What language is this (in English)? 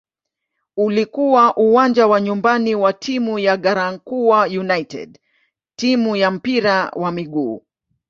Swahili